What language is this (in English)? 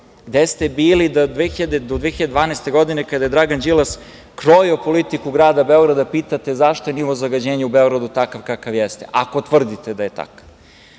Serbian